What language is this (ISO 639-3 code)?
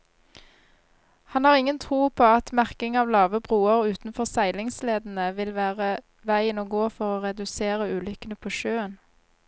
nor